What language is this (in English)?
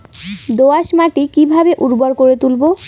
Bangla